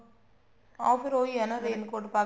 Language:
Punjabi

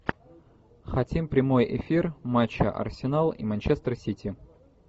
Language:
Russian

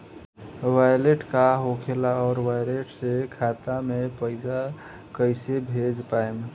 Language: Bhojpuri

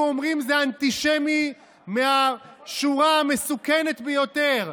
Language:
Hebrew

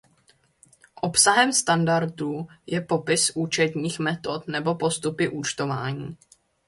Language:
Czech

